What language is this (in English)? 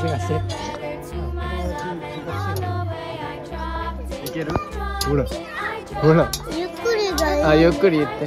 Japanese